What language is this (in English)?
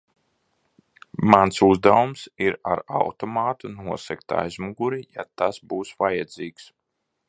Latvian